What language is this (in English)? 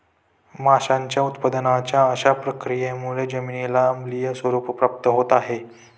Marathi